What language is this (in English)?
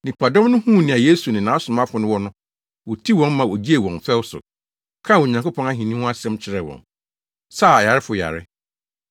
Akan